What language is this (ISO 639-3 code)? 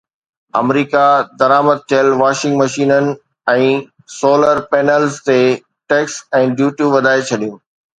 snd